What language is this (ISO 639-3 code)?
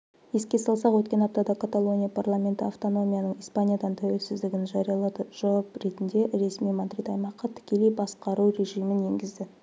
kaz